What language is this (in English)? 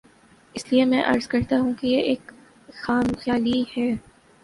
Urdu